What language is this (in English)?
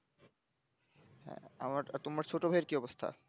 Bangla